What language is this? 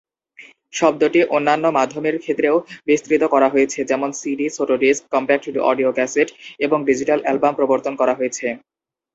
Bangla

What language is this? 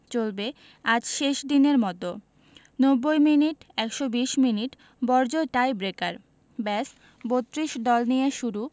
Bangla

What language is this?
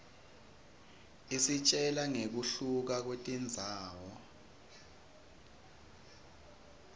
Swati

